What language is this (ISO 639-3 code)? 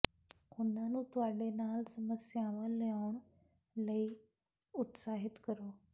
pan